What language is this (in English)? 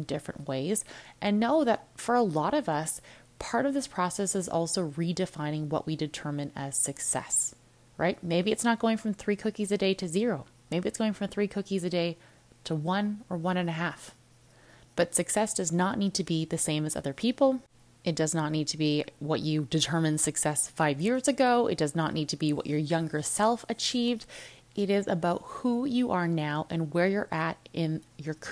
English